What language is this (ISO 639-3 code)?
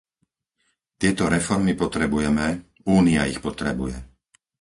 slk